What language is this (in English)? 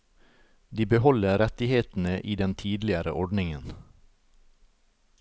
Norwegian